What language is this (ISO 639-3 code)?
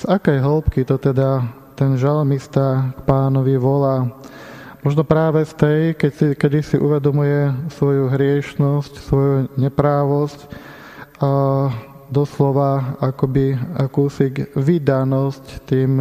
slk